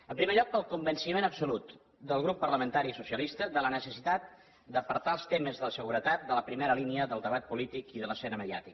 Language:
Catalan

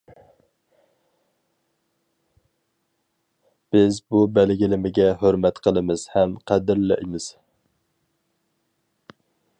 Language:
Uyghur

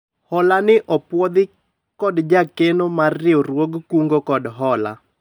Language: Luo (Kenya and Tanzania)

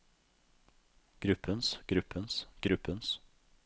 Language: Norwegian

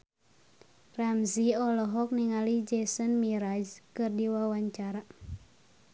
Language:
Sundanese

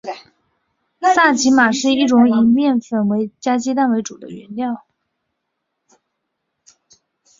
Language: Chinese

